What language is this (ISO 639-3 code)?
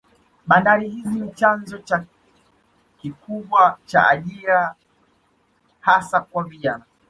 swa